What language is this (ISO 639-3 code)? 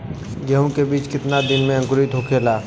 bho